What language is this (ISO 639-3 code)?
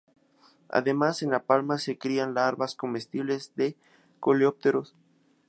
spa